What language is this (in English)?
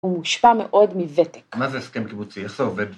Hebrew